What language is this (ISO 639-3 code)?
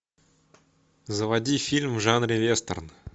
rus